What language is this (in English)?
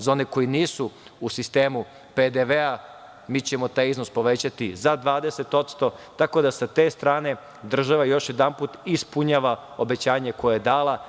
Serbian